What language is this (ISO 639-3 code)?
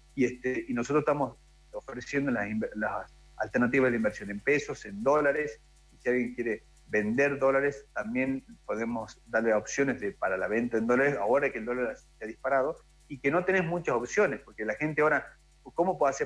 spa